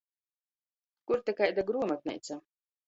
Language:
Latgalian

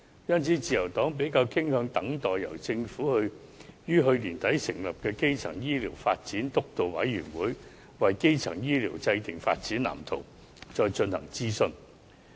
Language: Cantonese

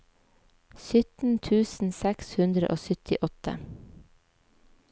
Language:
Norwegian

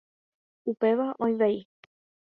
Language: Guarani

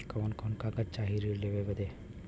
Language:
Bhojpuri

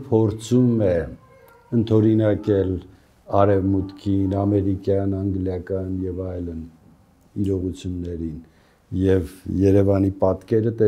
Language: Romanian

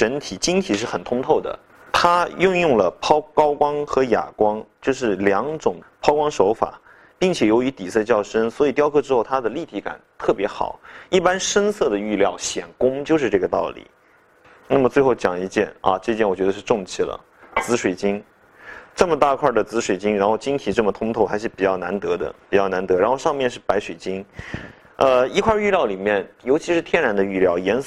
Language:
Chinese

